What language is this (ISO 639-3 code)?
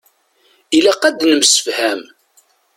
kab